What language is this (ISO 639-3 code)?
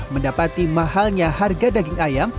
ind